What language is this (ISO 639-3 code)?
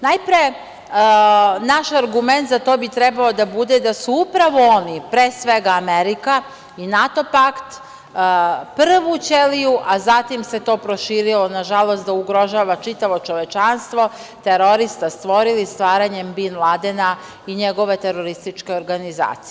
srp